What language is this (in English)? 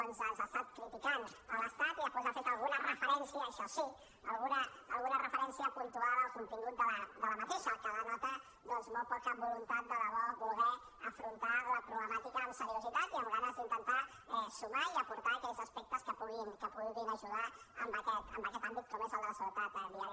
Catalan